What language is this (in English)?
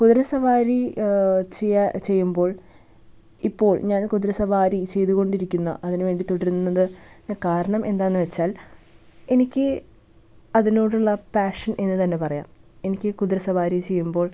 Malayalam